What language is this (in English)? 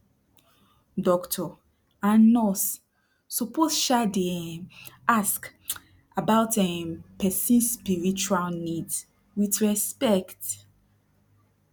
Nigerian Pidgin